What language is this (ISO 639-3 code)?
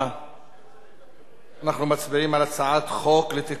heb